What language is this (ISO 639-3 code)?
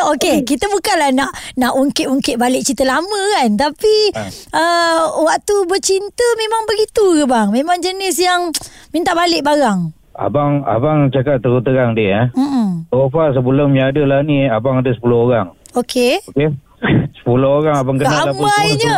msa